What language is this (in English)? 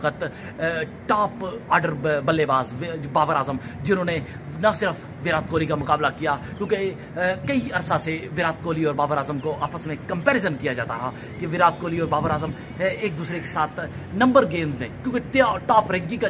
Hindi